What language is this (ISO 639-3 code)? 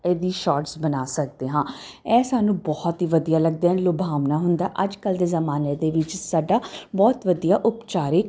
pan